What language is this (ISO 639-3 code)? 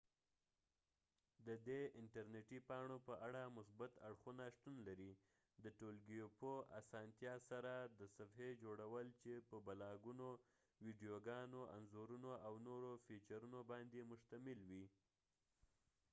pus